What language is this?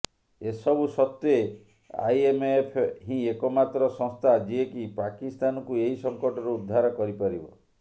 Odia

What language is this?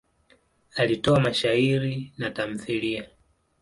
Swahili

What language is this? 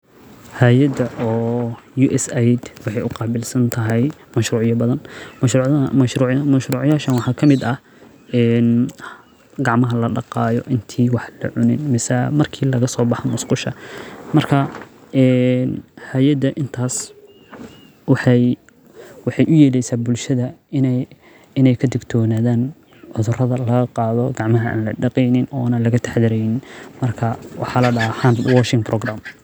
Somali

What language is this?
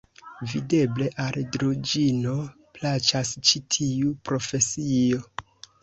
Esperanto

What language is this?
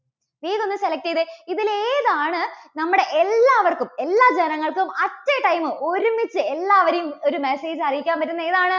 Malayalam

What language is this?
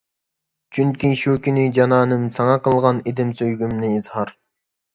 Uyghur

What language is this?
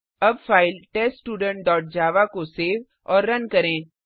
Hindi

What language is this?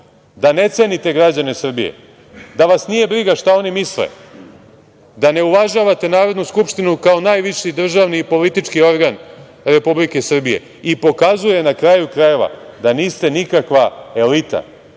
Serbian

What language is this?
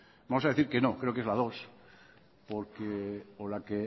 Spanish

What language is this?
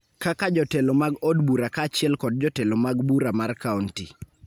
Luo (Kenya and Tanzania)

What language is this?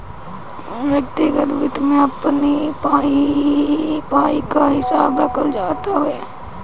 Bhojpuri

